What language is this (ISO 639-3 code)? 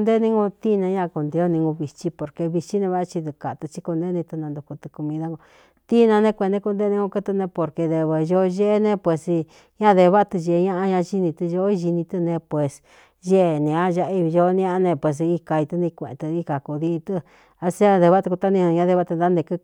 xtu